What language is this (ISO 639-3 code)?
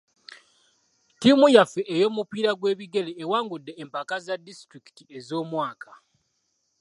lug